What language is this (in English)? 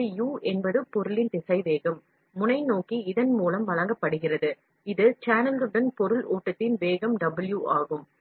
Tamil